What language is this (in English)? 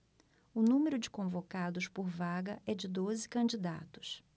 Portuguese